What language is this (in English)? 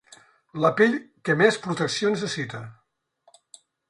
Catalan